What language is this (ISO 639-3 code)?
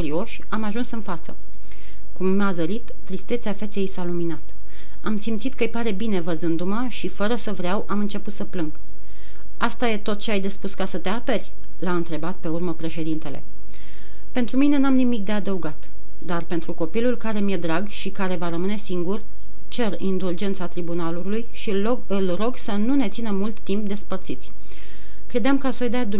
ron